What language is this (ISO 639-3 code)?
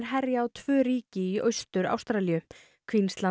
isl